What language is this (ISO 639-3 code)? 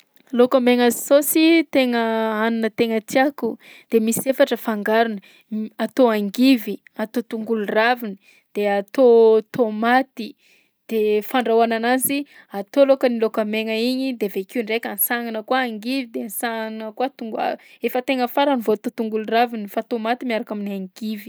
bzc